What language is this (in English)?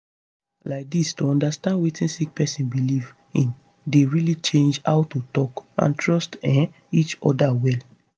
Nigerian Pidgin